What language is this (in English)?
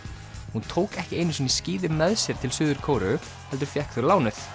Icelandic